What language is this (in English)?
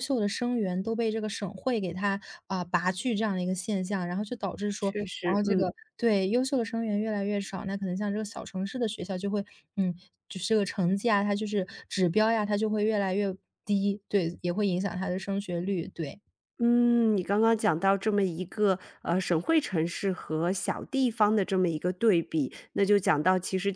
Chinese